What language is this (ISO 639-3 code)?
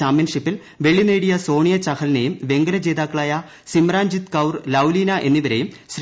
mal